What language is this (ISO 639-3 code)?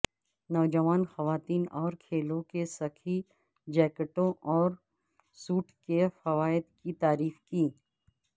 urd